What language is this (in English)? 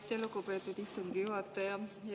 Estonian